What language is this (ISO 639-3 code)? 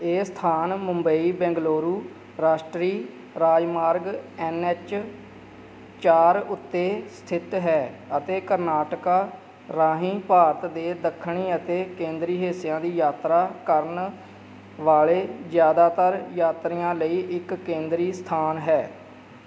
pan